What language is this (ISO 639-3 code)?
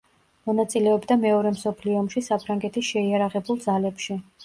kat